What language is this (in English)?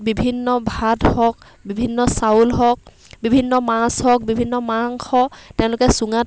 Assamese